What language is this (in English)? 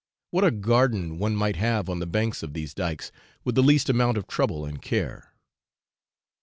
English